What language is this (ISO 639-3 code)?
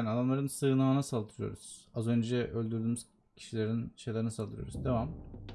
tur